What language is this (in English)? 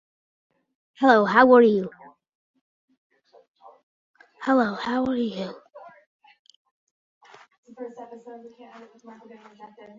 Santali